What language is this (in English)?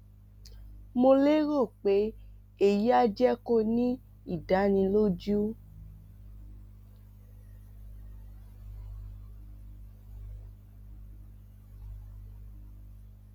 Yoruba